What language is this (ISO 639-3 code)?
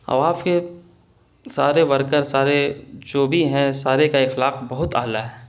urd